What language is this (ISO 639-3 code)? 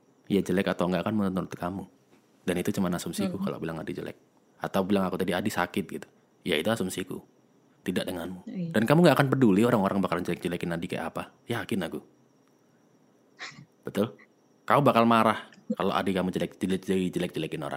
ind